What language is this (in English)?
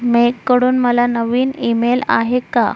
Marathi